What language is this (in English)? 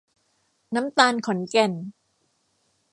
Thai